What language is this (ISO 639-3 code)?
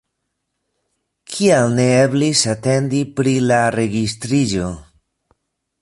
epo